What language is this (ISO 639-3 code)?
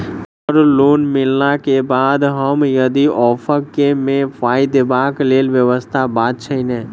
mai